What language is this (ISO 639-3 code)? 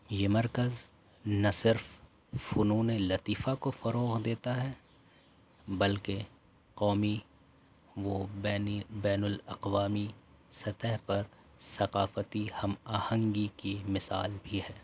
urd